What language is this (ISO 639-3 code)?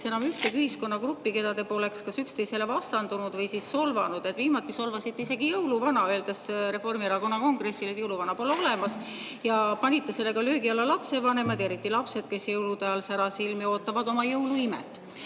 est